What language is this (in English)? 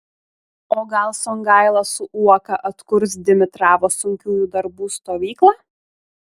Lithuanian